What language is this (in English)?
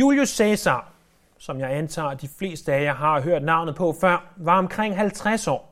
Danish